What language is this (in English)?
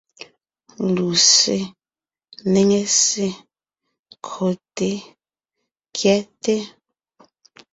Ngiemboon